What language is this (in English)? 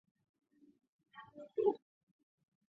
Chinese